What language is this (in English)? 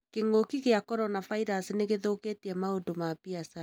Kikuyu